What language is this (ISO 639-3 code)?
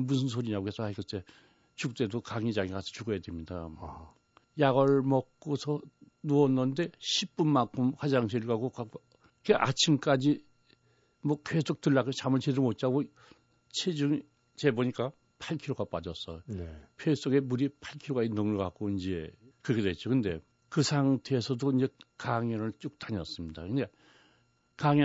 kor